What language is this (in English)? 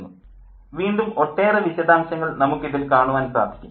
Malayalam